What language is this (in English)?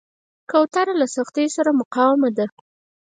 Pashto